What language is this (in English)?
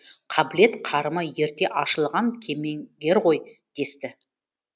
Kazakh